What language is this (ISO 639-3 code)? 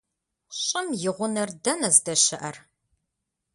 kbd